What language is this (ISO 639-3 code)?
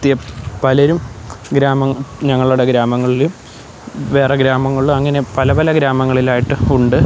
mal